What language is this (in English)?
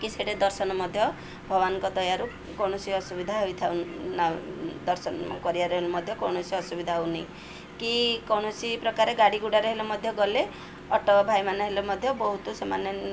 Odia